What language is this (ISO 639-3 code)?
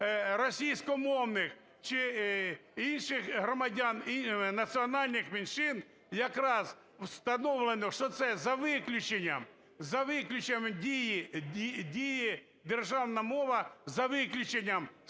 ukr